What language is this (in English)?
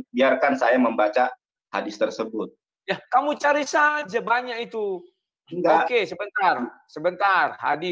Indonesian